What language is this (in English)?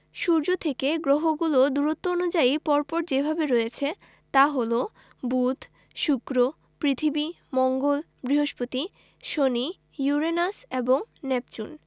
Bangla